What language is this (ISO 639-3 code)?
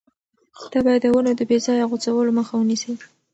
pus